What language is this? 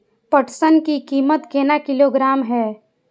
Maithili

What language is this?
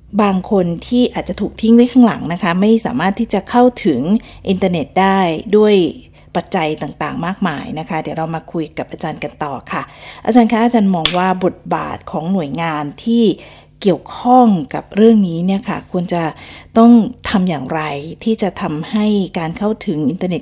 Thai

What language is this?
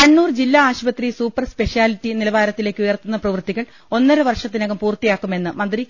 Malayalam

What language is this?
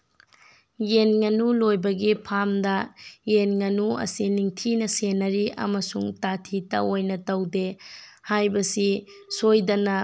Manipuri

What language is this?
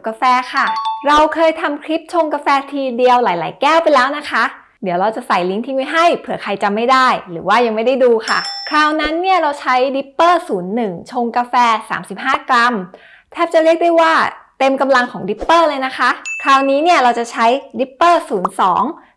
Thai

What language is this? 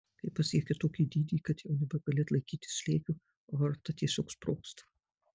Lithuanian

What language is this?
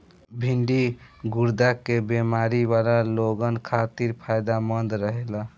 Bhojpuri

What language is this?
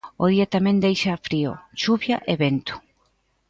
Galician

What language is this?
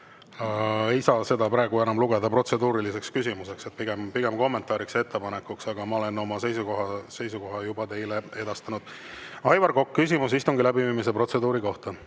Estonian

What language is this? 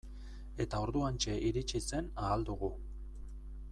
Basque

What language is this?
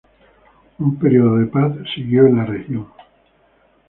Spanish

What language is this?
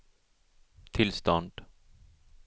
Swedish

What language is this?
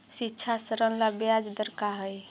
Magahi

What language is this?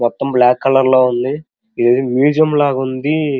Telugu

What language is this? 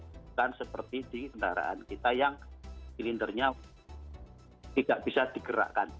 Indonesian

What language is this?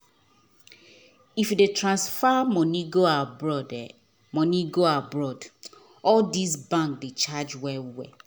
Nigerian Pidgin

